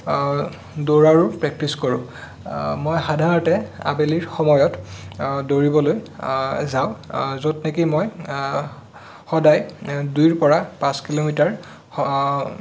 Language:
Assamese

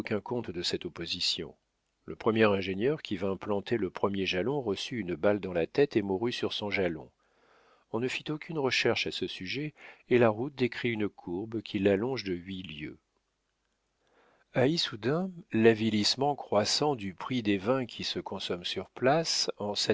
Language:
French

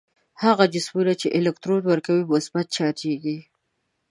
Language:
Pashto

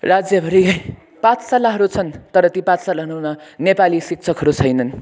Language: Nepali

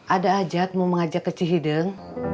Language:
Indonesian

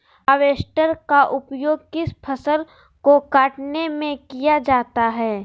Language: Magahi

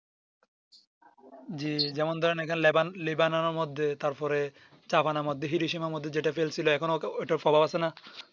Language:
Bangla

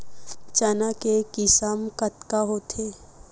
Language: Chhattisgarhi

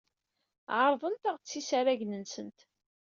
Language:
Kabyle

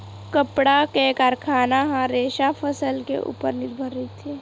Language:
Chhattisgarhi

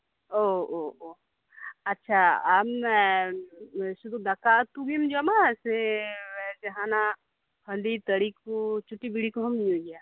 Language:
Santali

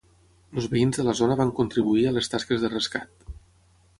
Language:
Catalan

